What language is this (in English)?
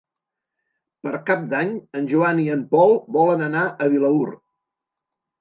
Catalan